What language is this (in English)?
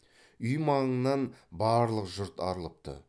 Kazakh